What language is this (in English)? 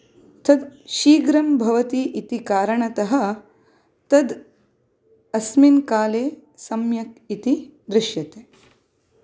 Sanskrit